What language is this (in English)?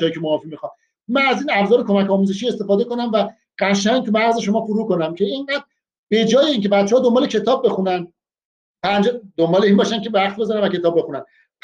Persian